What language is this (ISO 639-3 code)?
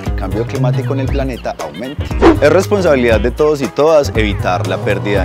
spa